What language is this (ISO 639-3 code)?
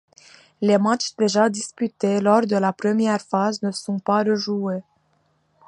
fra